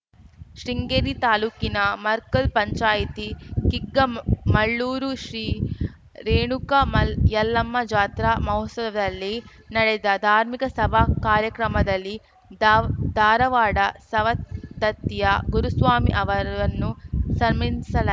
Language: Kannada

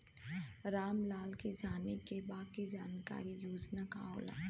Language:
Bhojpuri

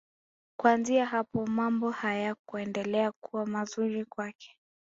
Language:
Swahili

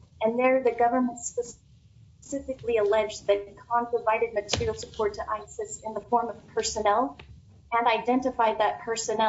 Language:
English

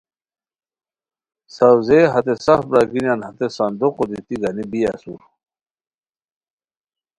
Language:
Khowar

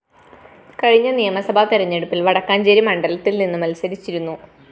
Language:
Malayalam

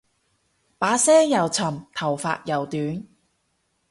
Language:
Cantonese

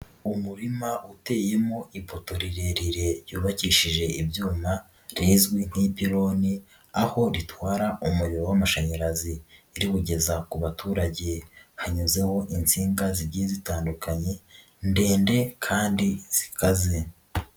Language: Kinyarwanda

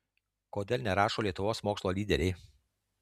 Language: Lithuanian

